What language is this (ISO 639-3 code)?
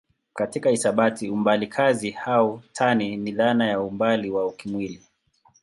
swa